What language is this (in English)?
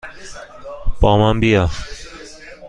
Persian